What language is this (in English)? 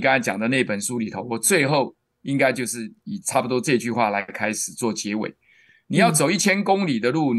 Chinese